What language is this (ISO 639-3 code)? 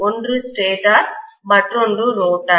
tam